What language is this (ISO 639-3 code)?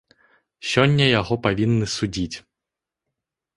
bel